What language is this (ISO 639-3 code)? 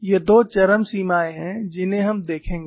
hin